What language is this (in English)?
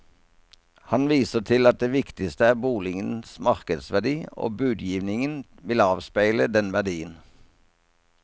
Norwegian